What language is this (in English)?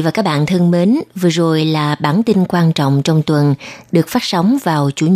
Vietnamese